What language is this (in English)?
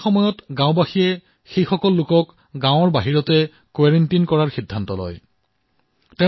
Assamese